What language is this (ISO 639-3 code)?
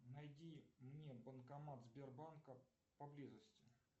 rus